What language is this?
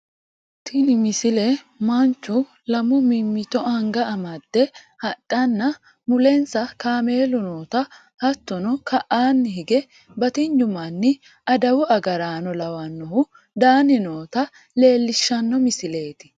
Sidamo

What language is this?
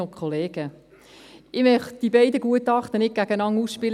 Swiss German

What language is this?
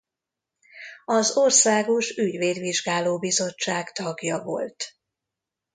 Hungarian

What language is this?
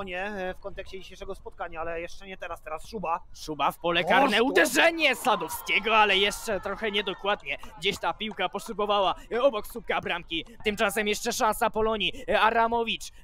Polish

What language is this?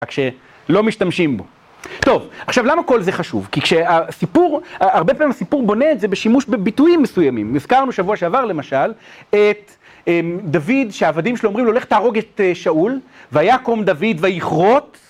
Hebrew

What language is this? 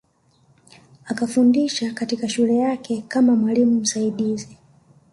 Swahili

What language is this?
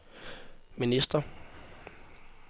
Danish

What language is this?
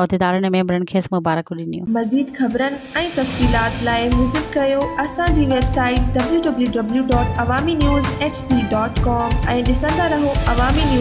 Hindi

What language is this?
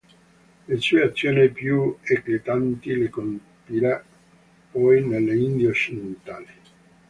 Italian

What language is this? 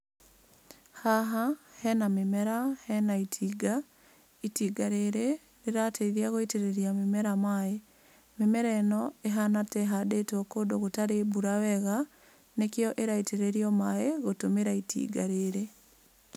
Kikuyu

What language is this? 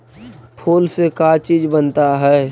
Magahi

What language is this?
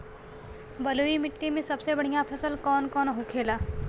Bhojpuri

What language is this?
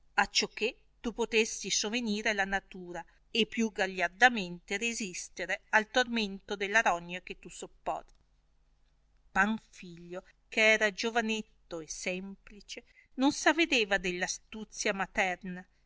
Italian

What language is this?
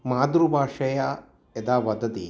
Sanskrit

